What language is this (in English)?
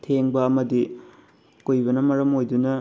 Manipuri